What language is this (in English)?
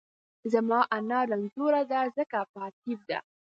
Pashto